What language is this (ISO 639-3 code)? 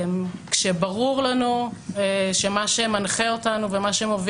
heb